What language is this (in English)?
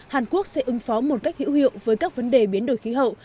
Vietnamese